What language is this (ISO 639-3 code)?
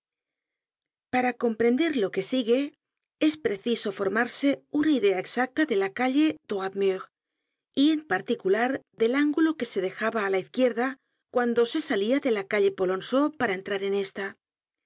spa